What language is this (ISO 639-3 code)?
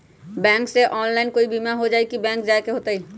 mag